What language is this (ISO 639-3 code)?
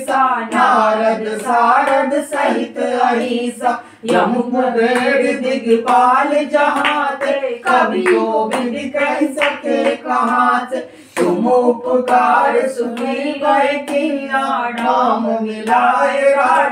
hin